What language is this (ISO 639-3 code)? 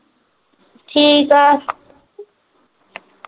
pan